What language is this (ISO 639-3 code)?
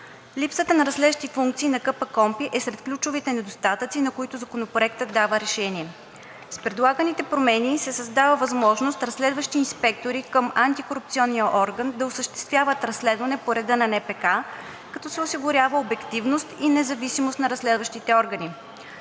bul